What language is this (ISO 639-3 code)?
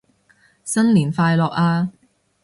yue